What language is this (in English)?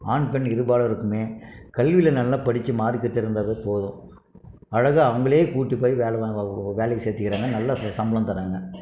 Tamil